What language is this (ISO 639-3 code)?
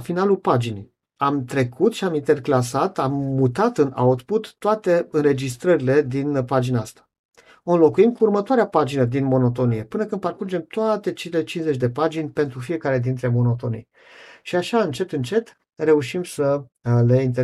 ron